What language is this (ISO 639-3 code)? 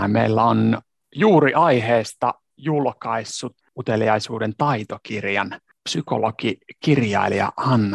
fin